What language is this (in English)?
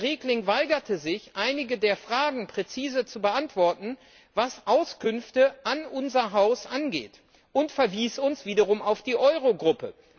German